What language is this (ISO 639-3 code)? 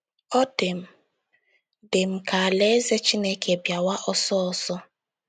ibo